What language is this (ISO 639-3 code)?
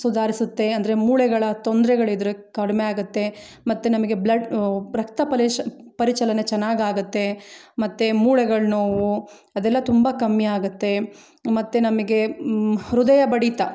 kan